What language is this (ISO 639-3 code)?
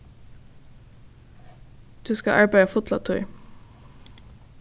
fao